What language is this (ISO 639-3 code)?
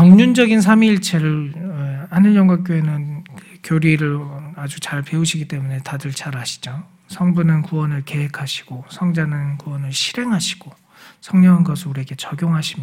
kor